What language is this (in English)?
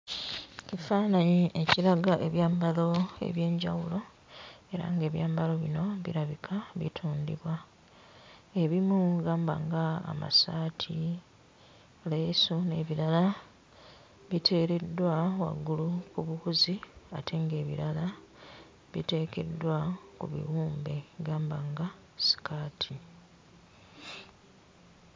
Ganda